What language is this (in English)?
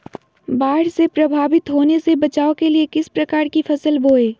Magahi